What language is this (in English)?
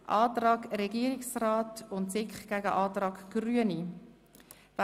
Swiss German